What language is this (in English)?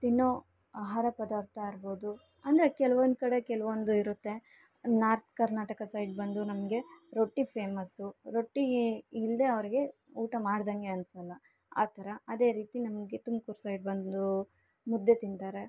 Kannada